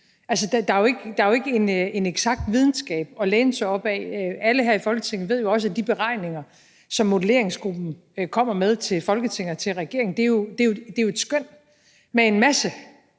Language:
Danish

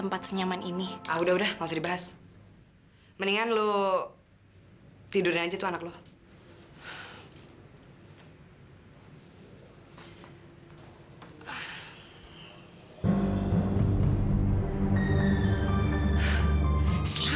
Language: Indonesian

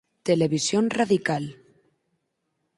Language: Galician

